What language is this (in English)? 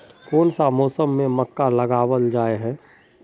Magahi